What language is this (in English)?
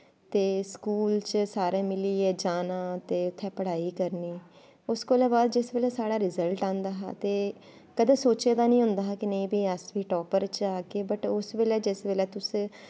Dogri